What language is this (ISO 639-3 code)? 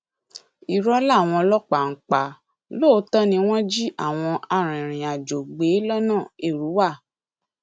yor